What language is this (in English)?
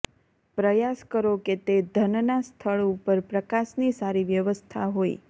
Gujarati